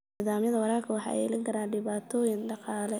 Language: Somali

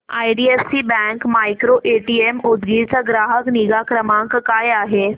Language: Marathi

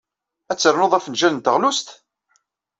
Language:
Kabyle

